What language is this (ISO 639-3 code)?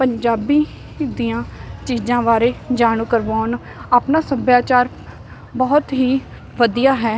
pan